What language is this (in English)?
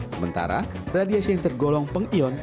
Indonesian